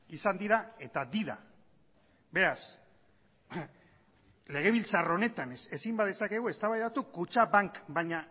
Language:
Basque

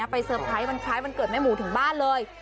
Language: Thai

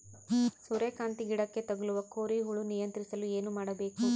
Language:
Kannada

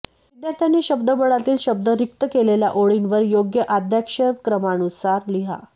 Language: Marathi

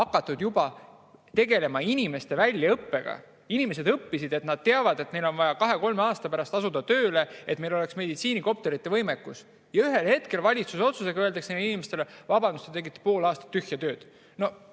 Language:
Estonian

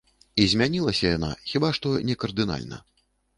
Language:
Belarusian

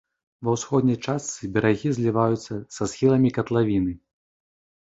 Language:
Belarusian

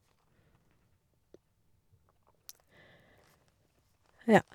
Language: Norwegian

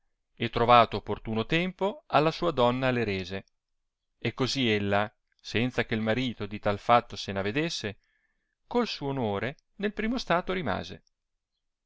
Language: Italian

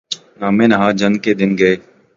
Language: Urdu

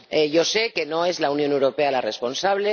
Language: Spanish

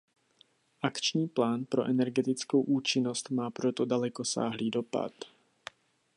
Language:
Czech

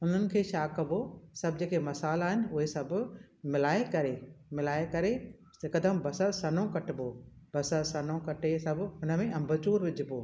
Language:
Sindhi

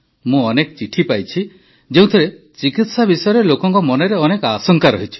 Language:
Odia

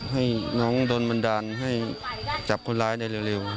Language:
Thai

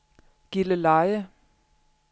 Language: Danish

